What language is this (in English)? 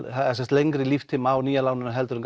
Icelandic